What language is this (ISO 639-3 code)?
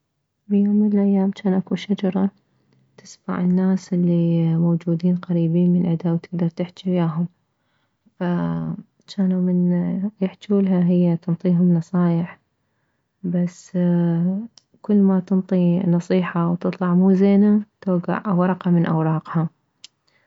acm